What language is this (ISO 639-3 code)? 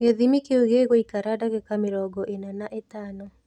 kik